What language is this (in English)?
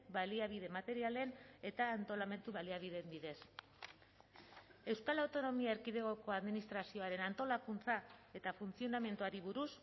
Basque